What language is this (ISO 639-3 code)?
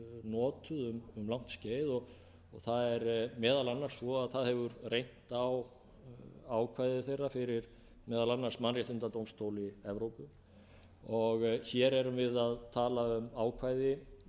isl